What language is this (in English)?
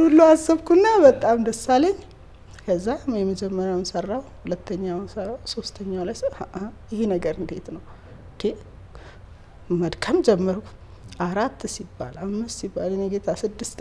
Arabic